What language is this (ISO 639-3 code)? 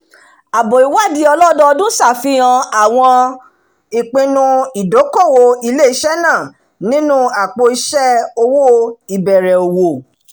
yor